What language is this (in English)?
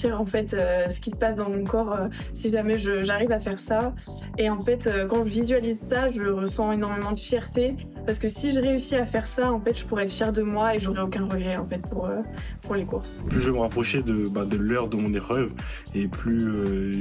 French